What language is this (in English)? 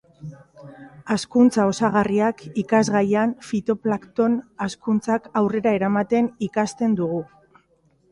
Basque